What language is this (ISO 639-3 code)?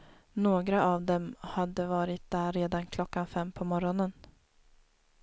swe